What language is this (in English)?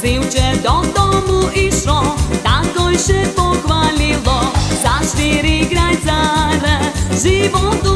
Slovak